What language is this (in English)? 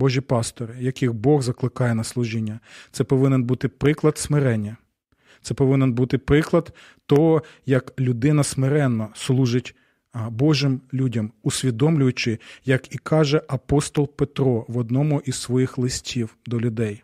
Ukrainian